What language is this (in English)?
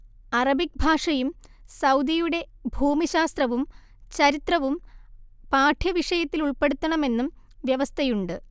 Malayalam